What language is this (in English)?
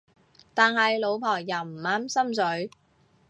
Cantonese